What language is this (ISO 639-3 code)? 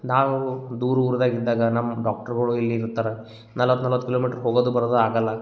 kan